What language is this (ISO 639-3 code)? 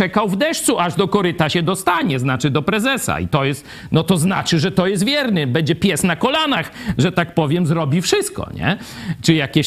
pol